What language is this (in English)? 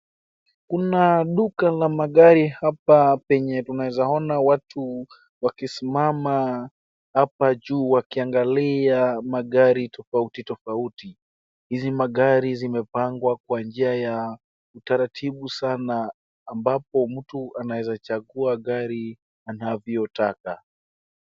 Swahili